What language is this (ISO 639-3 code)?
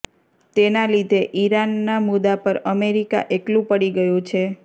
guj